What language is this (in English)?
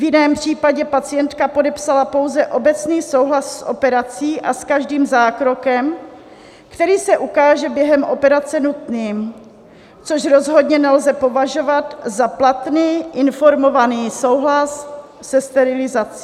Czech